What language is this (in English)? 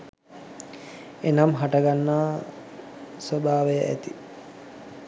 Sinhala